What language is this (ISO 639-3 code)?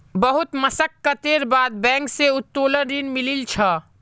mag